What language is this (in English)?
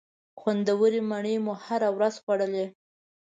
Pashto